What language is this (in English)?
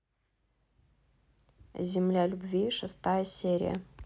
Russian